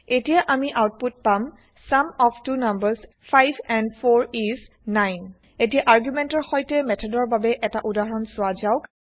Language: Assamese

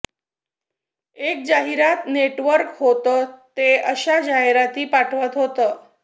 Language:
Marathi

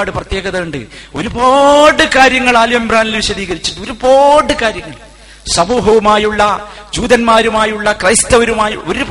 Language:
Malayalam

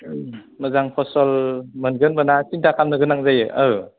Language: Bodo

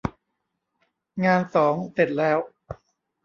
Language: Thai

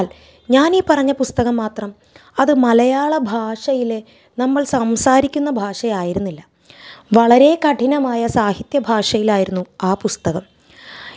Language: Malayalam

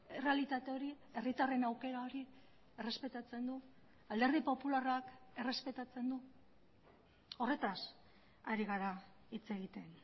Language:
Basque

